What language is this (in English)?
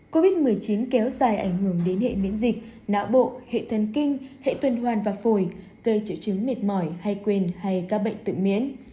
Vietnamese